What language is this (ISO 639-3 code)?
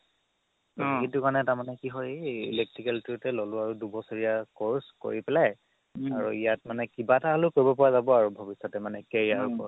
asm